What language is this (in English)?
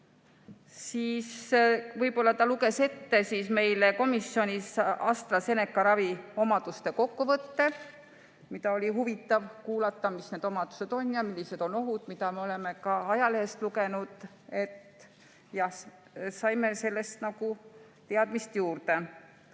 Estonian